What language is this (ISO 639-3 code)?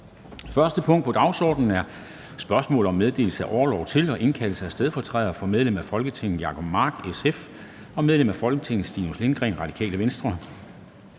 dan